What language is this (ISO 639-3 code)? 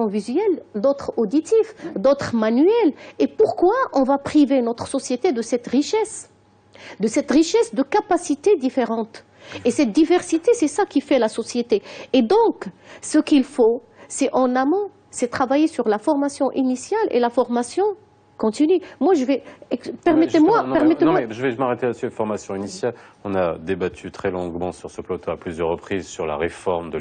fra